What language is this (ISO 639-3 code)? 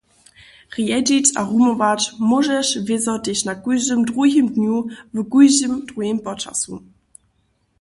hsb